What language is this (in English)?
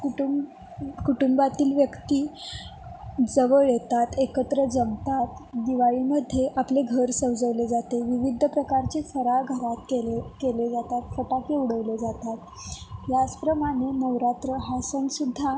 Marathi